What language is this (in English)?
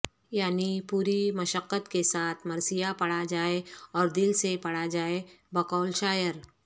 Urdu